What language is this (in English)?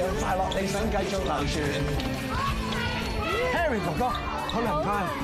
Chinese